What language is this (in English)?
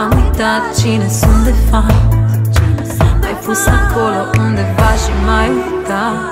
Romanian